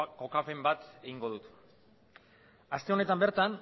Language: Basque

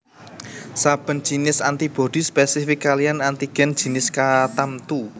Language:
Javanese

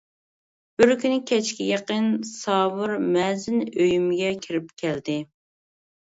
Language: Uyghur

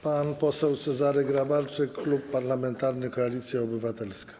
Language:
Polish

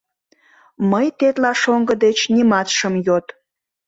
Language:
Mari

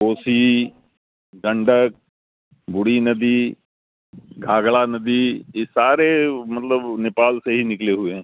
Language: Urdu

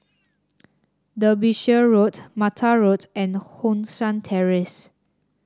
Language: English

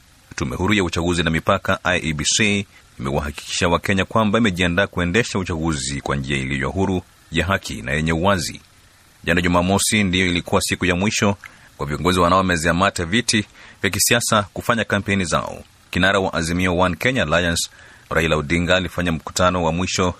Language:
Swahili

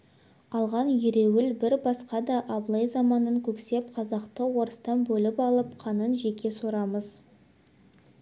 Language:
Kazakh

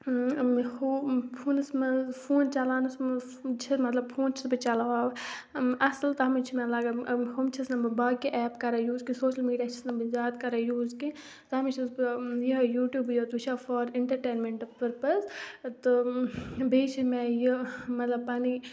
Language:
Kashmiri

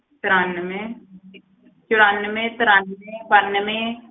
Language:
Punjabi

